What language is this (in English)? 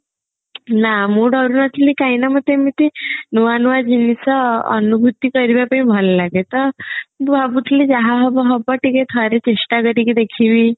Odia